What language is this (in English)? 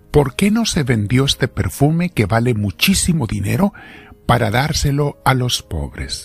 Spanish